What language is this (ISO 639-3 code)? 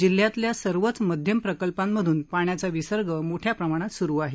mar